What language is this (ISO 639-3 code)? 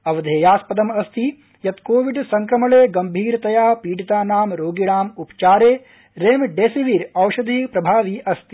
san